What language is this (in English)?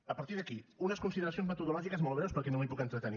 Catalan